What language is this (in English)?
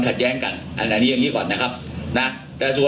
Thai